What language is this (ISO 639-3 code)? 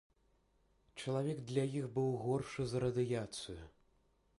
bel